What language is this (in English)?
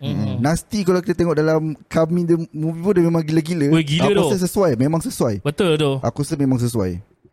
Malay